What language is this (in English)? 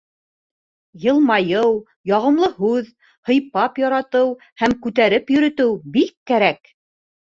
Bashkir